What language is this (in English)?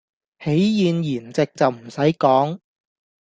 Cantonese